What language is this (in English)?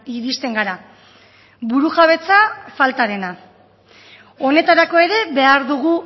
Basque